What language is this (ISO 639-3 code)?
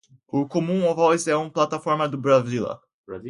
por